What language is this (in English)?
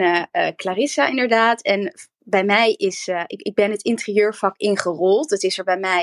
Dutch